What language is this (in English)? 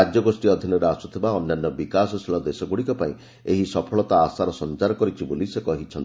Odia